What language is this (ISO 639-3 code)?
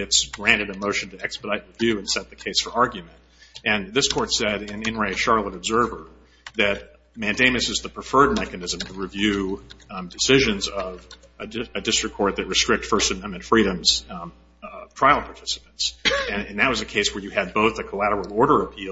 eng